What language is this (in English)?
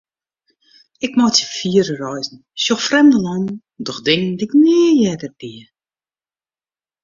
Western Frisian